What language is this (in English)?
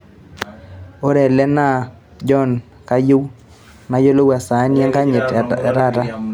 Masai